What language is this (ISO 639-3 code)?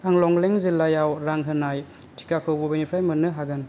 brx